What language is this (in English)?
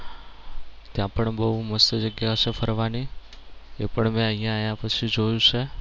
Gujarati